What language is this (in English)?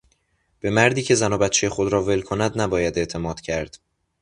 Persian